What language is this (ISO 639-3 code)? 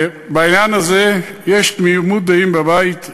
heb